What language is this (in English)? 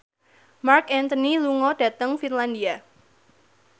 Javanese